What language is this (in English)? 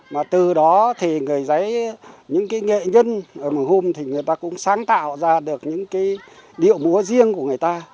Vietnamese